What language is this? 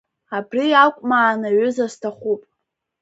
Abkhazian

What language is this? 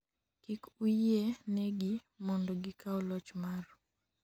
Luo (Kenya and Tanzania)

